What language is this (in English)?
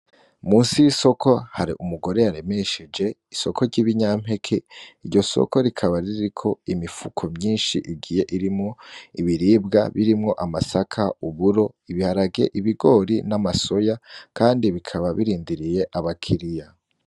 Rundi